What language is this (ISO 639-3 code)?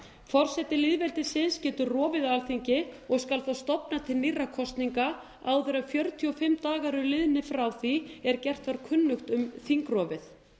isl